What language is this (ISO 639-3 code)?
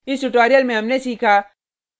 hin